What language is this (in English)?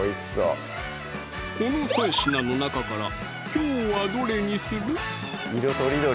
Japanese